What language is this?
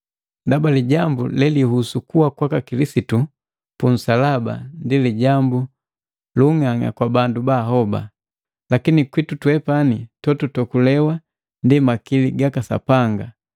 Matengo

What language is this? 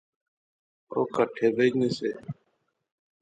Pahari-Potwari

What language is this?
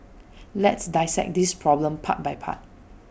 English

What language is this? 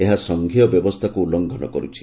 Odia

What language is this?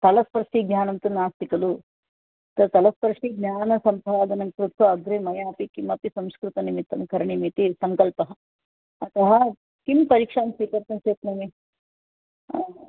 Sanskrit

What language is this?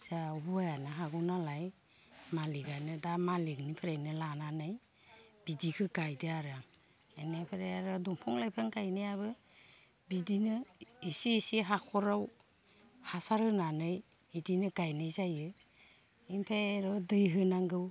Bodo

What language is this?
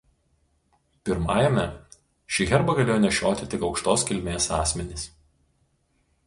Lithuanian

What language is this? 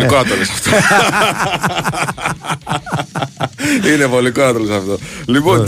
Greek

